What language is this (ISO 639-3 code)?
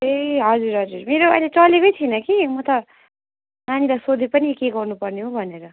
nep